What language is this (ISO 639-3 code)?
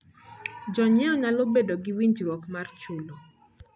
luo